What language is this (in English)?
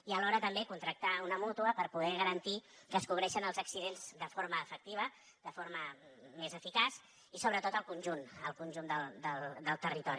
Catalan